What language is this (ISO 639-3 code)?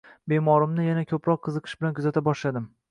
uzb